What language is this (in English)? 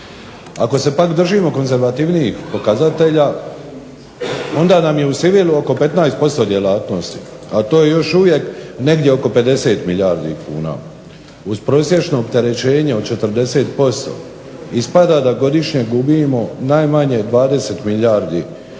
Croatian